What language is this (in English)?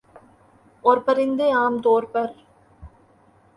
Urdu